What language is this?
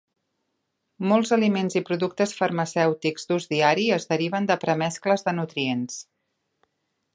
Catalan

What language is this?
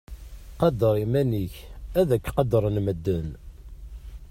Kabyle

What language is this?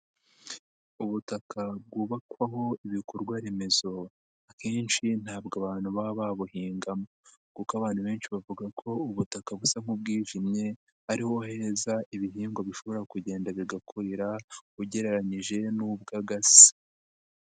Kinyarwanda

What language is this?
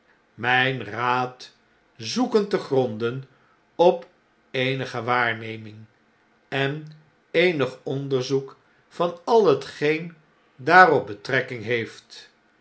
Dutch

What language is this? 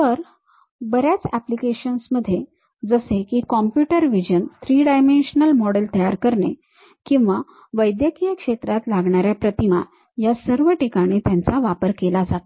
Marathi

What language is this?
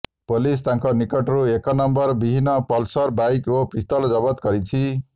Odia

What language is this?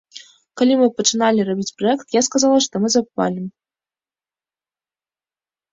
Belarusian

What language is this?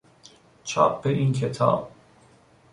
Persian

